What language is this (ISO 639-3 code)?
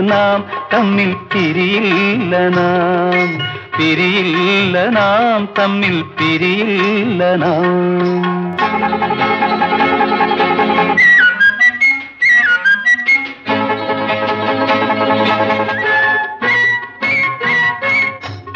mal